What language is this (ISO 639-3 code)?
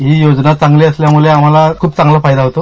mar